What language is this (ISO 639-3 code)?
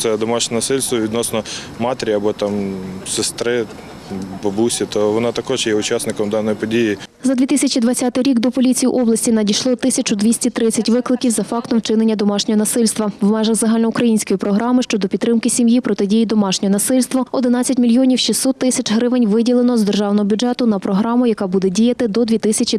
ukr